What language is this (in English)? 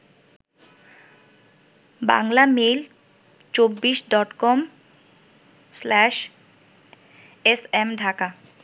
Bangla